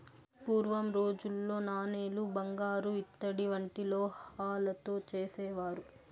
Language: Telugu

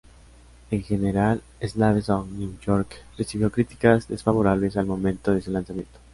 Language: Spanish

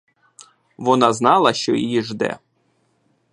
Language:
Ukrainian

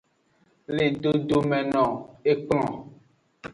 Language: Aja (Benin)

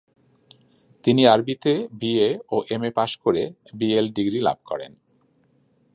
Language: Bangla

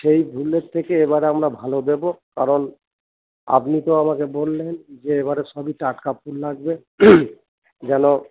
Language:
Bangla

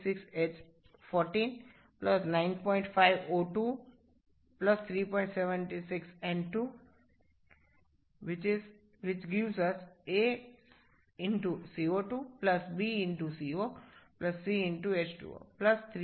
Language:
Bangla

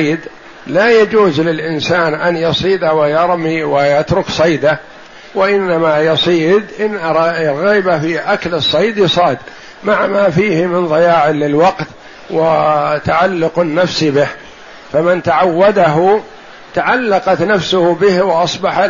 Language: Arabic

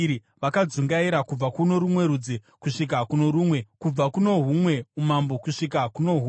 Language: Shona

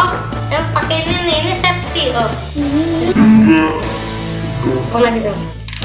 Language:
Indonesian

